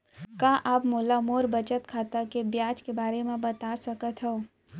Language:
Chhattisgarhi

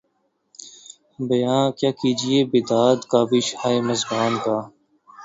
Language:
Urdu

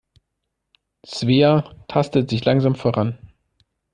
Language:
German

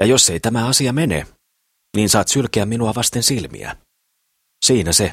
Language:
Finnish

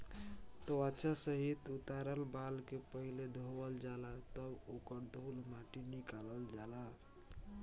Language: Bhojpuri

